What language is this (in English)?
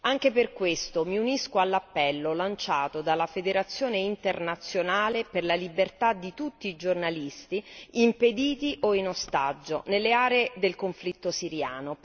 Italian